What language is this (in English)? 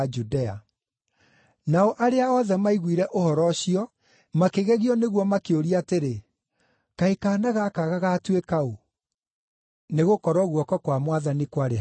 Kikuyu